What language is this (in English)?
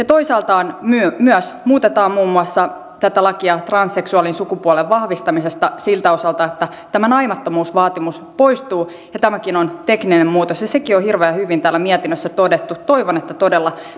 Finnish